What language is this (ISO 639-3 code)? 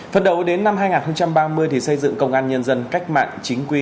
vie